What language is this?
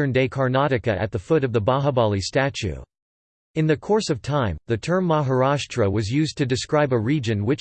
English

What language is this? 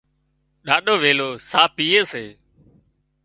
Wadiyara Koli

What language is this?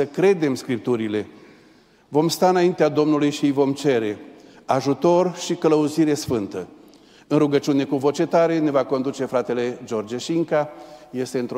Romanian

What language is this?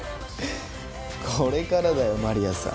Japanese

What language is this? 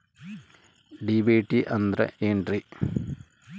Kannada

